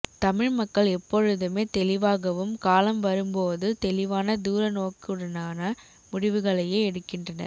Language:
Tamil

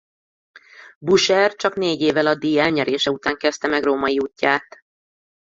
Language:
Hungarian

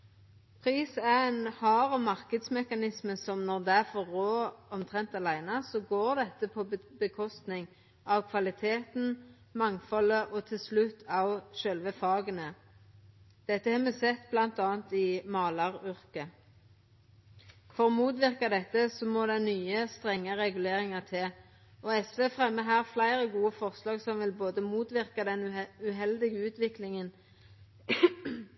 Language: Norwegian Nynorsk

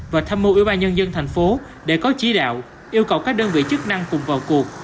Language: Vietnamese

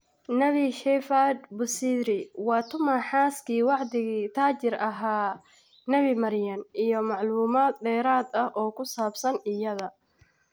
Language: Somali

